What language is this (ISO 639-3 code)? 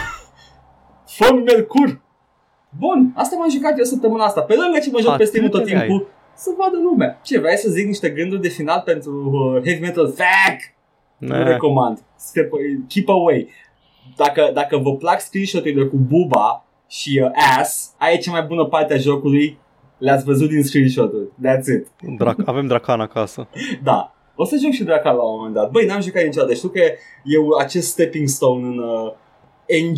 ron